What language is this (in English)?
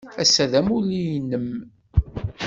Kabyle